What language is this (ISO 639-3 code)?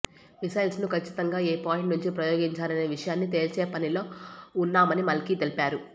tel